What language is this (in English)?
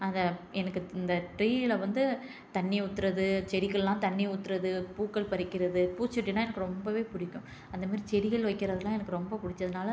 Tamil